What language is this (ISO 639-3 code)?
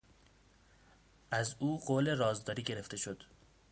fas